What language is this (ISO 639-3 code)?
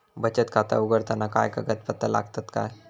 mar